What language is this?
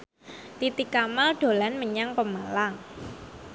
Javanese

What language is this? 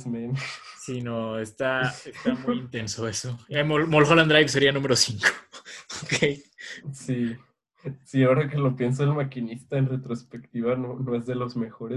Spanish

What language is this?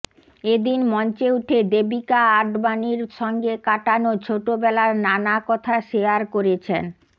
Bangla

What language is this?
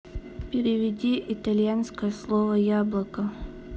Russian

